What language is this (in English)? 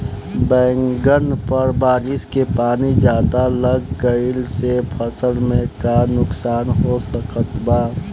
Bhojpuri